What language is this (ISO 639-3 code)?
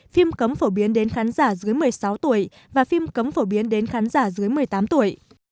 vie